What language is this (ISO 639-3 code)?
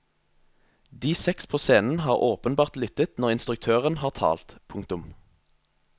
nor